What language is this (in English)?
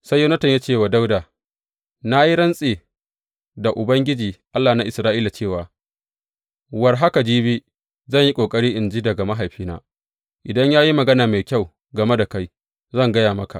Hausa